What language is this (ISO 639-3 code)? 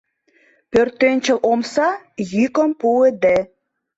chm